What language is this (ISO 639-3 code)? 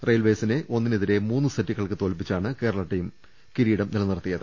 mal